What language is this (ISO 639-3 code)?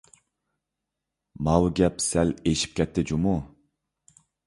uig